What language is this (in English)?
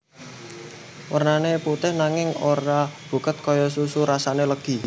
Javanese